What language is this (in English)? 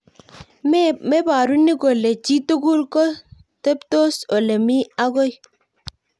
Kalenjin